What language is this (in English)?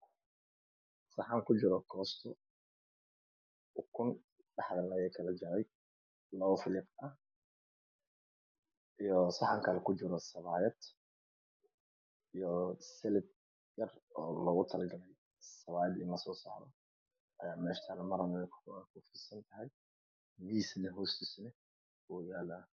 Somali